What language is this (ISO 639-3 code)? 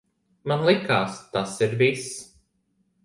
lav